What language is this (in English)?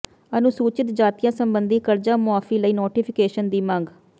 Punjabi